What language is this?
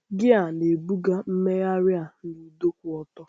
Igbo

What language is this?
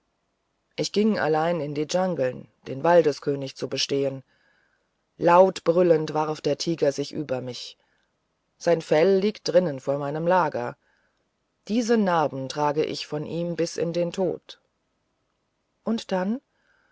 German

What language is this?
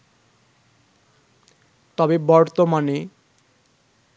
Bangla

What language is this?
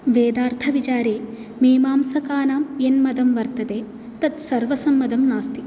Sanskrit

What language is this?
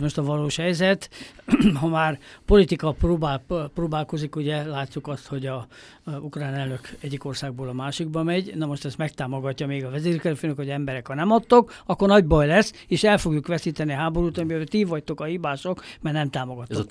Hungarian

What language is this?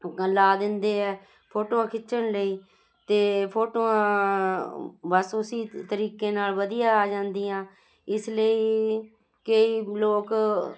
Punjabi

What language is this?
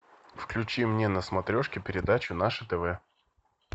Russian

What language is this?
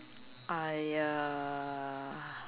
English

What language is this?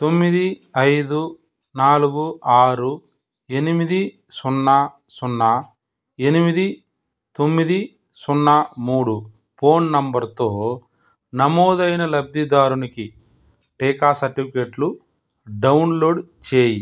Telugu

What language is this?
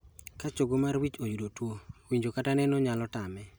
Luo (Kenya and Tanzania)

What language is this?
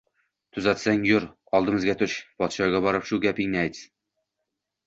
Uzbek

